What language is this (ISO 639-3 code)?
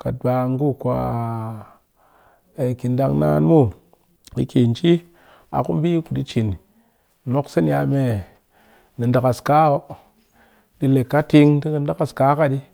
cky